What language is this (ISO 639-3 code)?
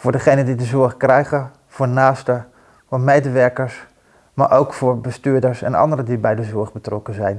nld